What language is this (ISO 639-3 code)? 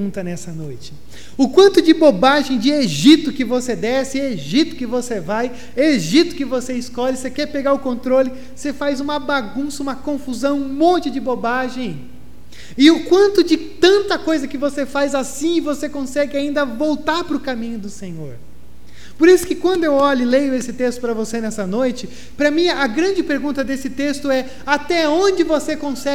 por